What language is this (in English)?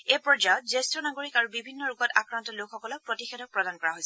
Assamese